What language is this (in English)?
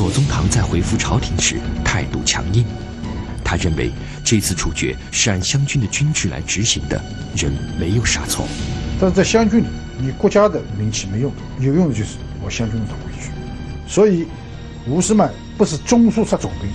Chinese